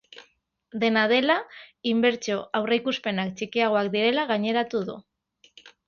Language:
Basque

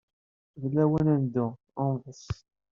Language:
Kabyle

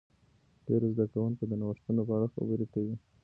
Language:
Pashto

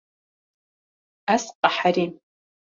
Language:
Kurdish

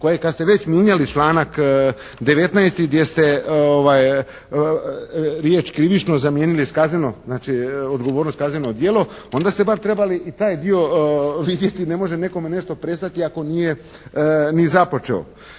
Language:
Croatian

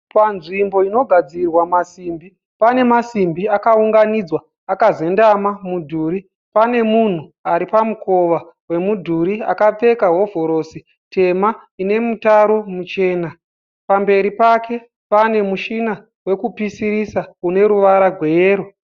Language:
Shona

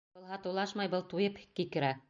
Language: Bashkir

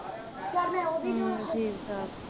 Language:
Punjabi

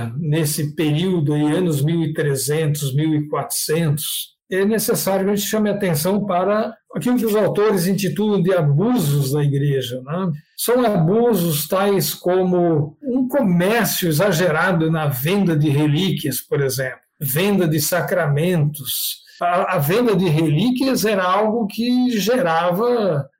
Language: Portuguese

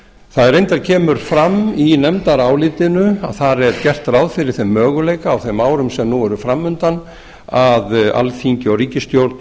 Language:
Icelandic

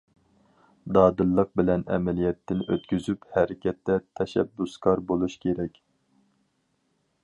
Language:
Uyghur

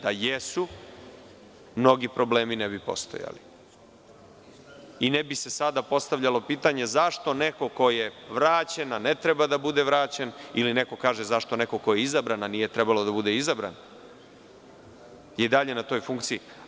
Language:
Serbian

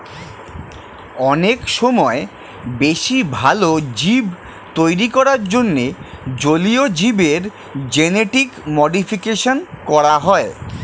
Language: Bangla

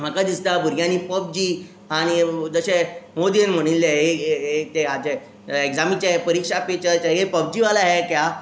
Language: Konkani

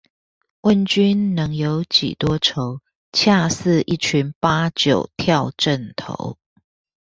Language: Chinese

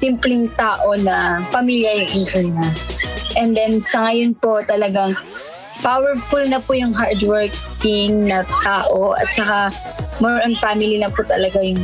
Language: Filipino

